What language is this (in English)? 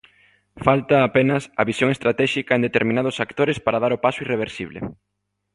Galician